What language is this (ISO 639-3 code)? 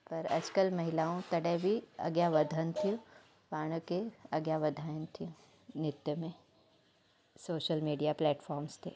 snd